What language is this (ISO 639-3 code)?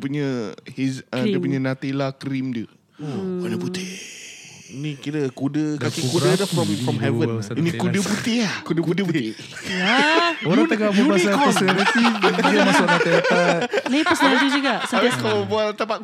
msa